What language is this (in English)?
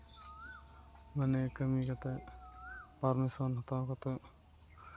Santali